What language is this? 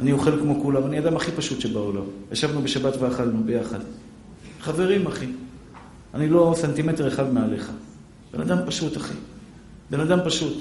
Hebrew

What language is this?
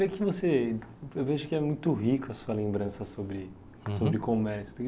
Portuguese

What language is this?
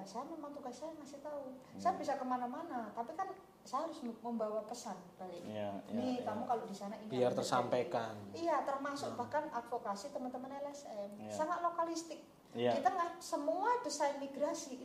Indonesian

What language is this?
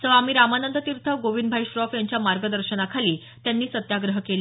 Marathi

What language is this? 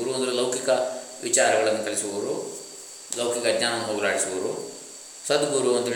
Kannada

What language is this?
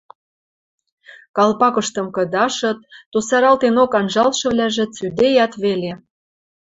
Western Mari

